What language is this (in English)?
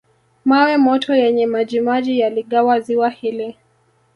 Swahili